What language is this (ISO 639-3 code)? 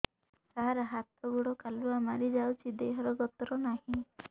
ori